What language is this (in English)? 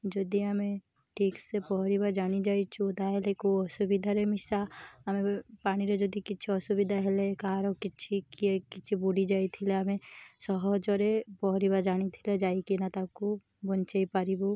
Odia